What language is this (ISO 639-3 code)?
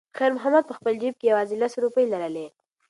pus